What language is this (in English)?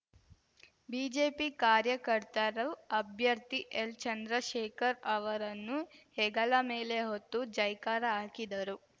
Kannada